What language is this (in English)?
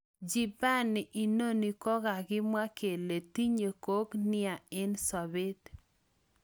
Kalenjin